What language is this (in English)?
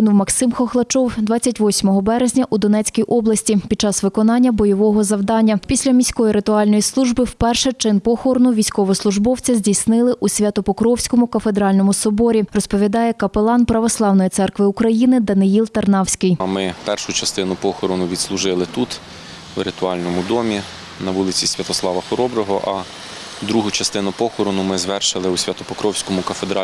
Ukrainian